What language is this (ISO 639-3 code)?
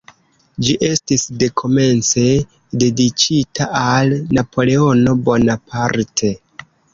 epo